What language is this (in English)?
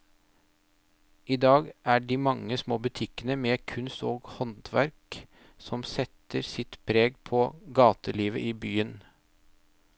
Norwegian